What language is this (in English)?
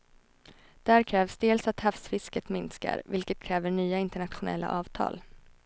Swedish